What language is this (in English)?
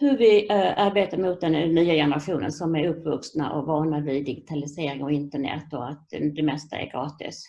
Swedish